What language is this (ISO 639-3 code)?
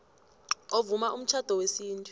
nbl